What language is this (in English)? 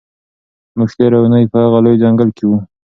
Pashto